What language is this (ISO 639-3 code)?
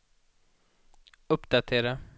swe